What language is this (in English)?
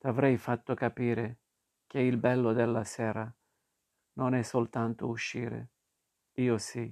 Italian